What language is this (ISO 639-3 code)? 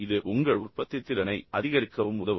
tam